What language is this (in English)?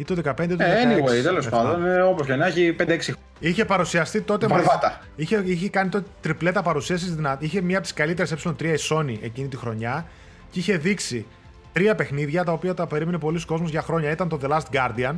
Greek